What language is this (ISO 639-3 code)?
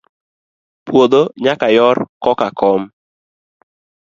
luo